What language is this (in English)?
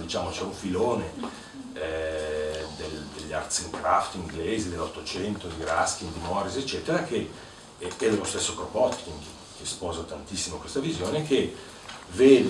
Italian